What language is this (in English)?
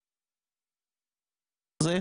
Hebrew